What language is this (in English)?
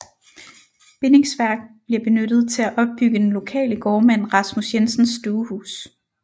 Danish